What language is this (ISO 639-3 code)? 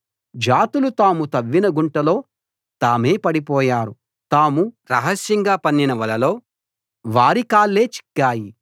tel